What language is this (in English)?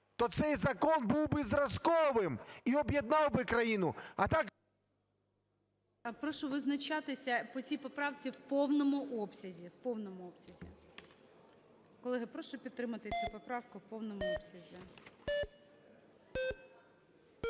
Ukrainian